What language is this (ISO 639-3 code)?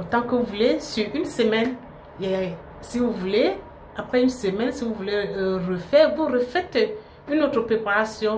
fra